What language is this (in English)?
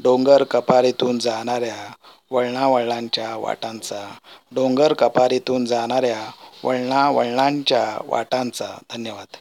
Marathi